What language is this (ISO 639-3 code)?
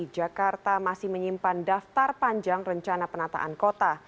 ind